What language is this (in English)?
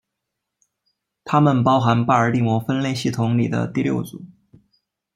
Chinese